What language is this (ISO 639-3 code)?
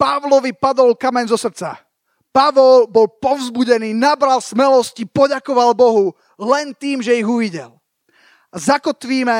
slk